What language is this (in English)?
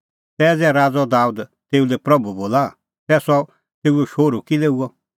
Kullu Pahari